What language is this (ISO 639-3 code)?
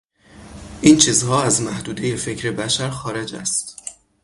fas